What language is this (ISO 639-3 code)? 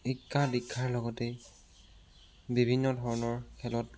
asm